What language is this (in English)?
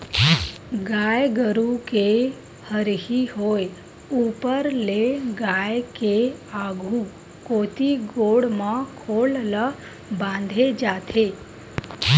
Chhattisgarhi